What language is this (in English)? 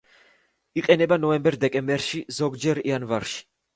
Georgian